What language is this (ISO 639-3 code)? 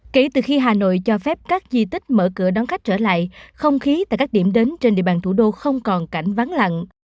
vie